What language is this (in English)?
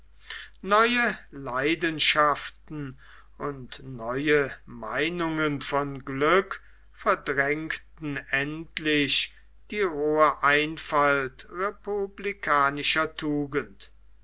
German